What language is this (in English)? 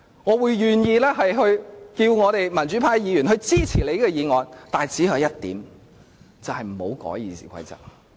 Cantonese